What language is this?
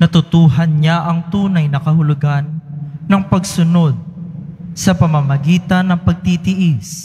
Filipino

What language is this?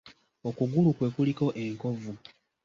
Ganda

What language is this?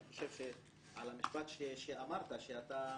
Hebrew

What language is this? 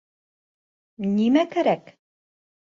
Bashkir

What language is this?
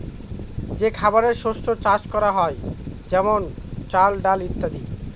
Bangla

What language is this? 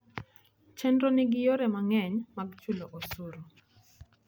Luo (Kenya and Tanzania)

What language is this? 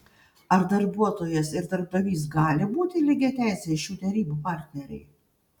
Lithuanian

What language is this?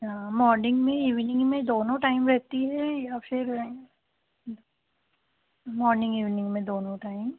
Hindi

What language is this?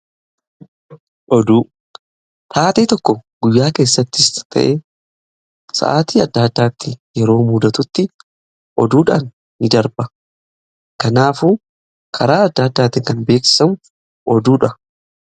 Oromo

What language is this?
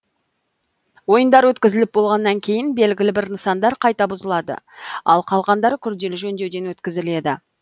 Kazakh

